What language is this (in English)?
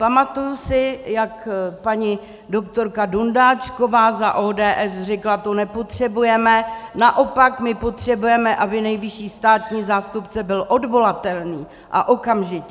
Czech